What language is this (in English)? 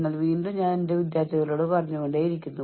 Malayalam